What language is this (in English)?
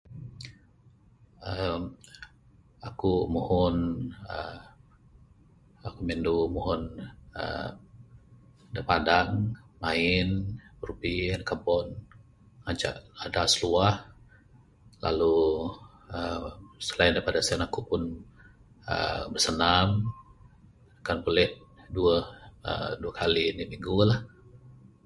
Bukar-Sadung Bidayuh